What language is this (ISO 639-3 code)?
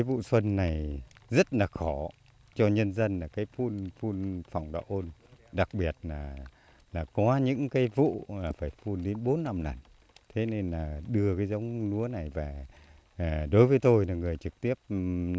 vie